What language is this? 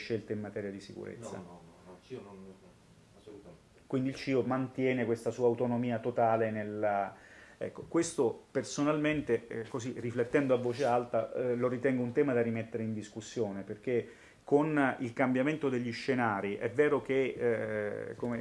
Italian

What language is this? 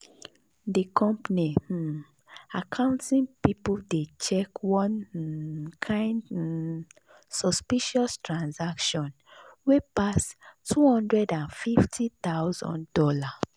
Nigerian Pidgin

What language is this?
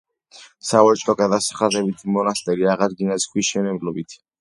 Georgian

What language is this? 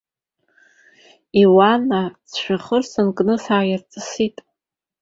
Abkhazian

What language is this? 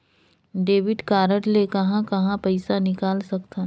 Chhattisgarhi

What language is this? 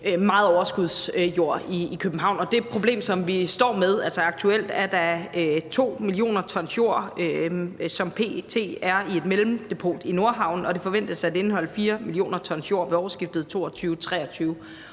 Danish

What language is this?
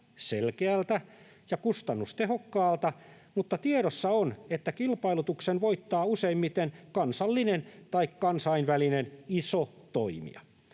Finnish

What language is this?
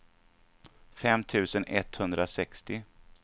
Swedish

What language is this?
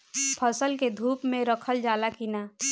Bhojpuri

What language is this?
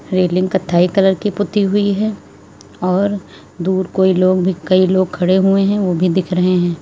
Hindi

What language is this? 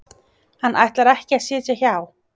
Icelandic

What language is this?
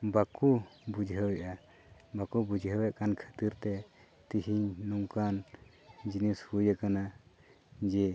Santali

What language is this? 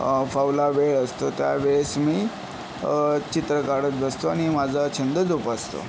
Marathi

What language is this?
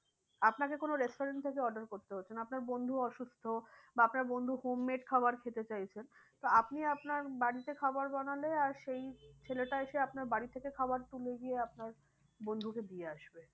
Bangla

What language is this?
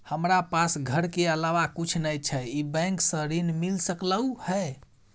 Maithili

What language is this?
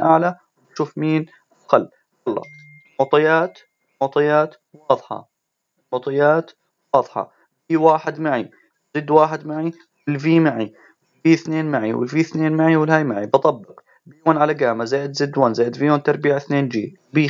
Arabic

